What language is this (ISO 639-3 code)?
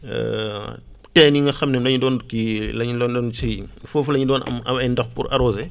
wol